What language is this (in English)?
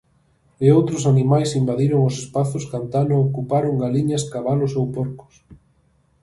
Galician